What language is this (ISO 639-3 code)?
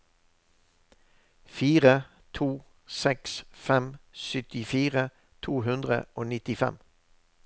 nor